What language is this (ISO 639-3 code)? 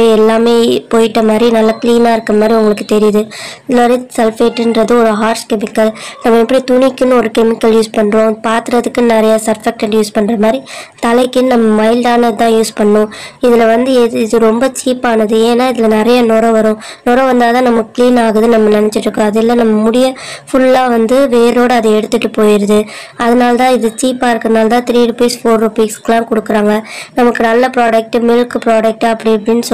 ron